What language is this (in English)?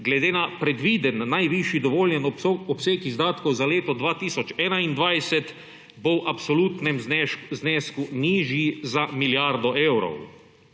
Slovenian